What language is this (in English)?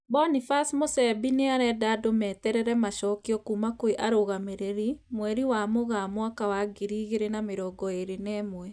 Kikuyu